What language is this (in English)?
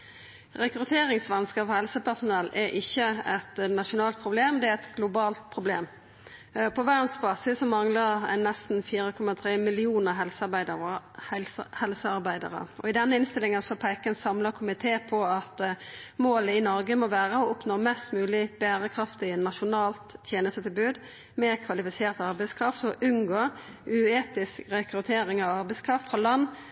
Norwegian Nynorsk